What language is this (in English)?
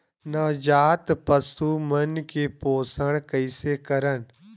Chhattisgarhi